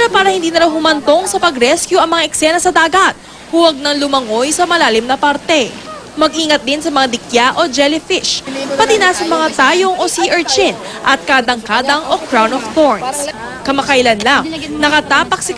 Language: Filipino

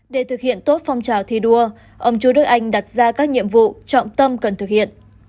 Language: Vietnamese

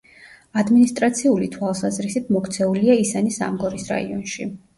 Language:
Georgian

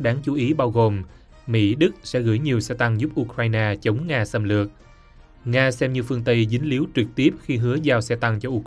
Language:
Vietnamese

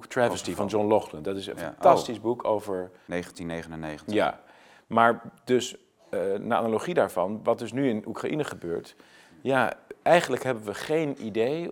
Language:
Dutch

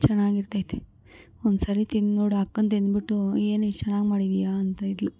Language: Kannada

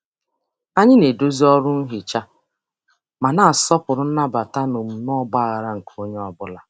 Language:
Igbo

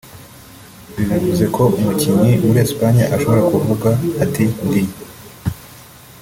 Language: Kinyarwanda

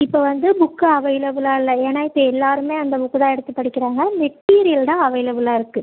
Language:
Tamil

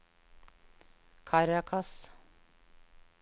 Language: Norwegian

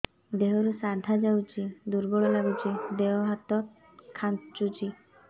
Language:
Odia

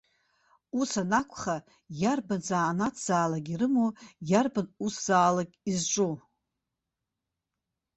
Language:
Abkhazian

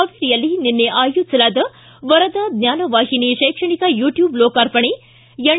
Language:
Kannada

